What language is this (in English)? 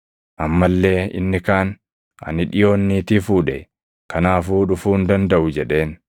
Oromo